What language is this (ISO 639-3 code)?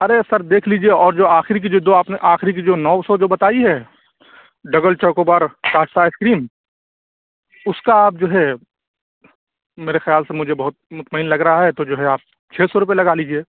urd